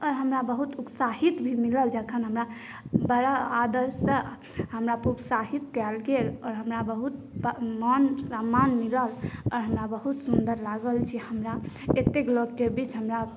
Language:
Maithili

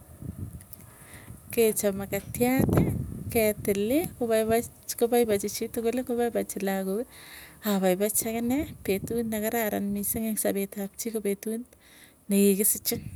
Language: Tugen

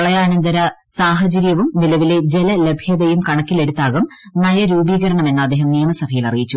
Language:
Malayalam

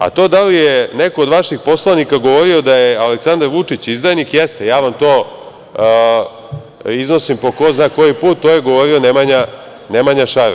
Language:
Serbian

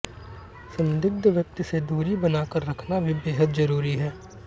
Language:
Hindi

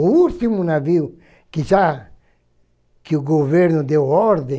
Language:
Portuguese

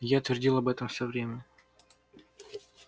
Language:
Russian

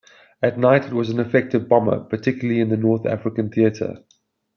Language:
English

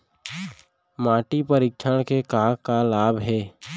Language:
Chhattisgarhi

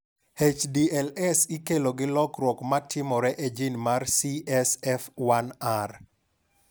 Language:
Luo (Kenya and Tanzania)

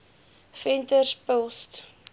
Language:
Afrikaans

